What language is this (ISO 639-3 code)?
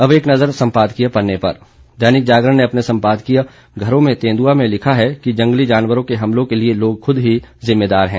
hin